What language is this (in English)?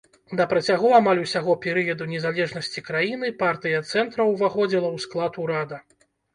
Belarusian